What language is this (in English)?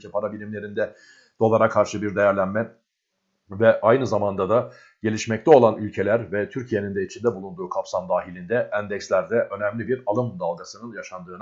Turkish